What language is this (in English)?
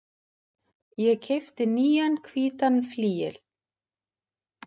Icelandic